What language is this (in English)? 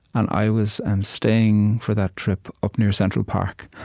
English